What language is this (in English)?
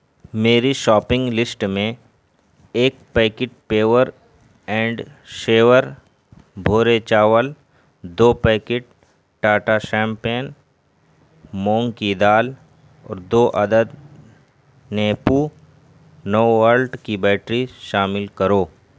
Urdu